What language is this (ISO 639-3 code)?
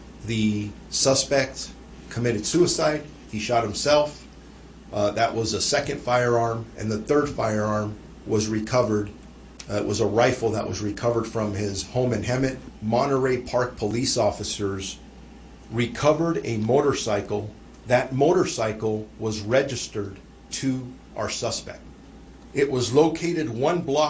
eng